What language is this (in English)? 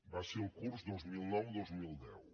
Catalan